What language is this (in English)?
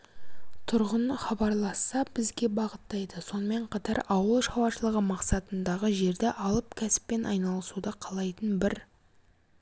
Kazakh